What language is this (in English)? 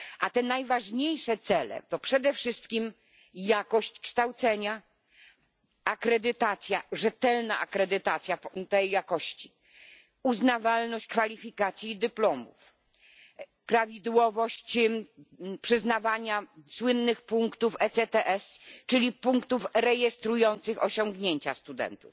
Polish